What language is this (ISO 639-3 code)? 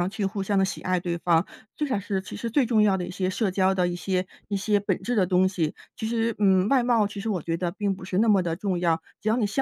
zho